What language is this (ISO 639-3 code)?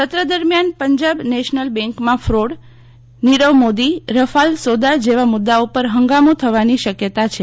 guj